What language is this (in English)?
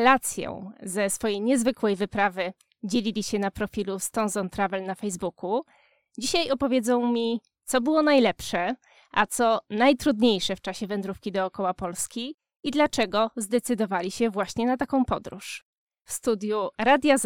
Polish